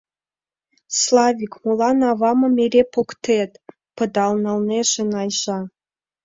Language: Mari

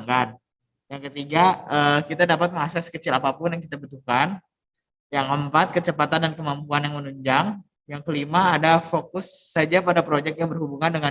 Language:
Indonesian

